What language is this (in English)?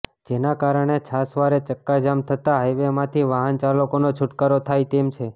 Gujarati